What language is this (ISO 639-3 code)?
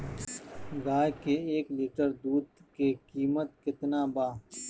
bho